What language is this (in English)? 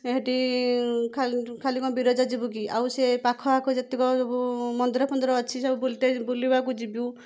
Odia